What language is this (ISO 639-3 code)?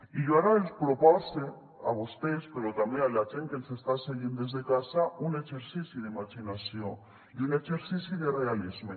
cat